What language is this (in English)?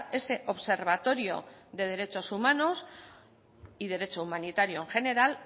Spanish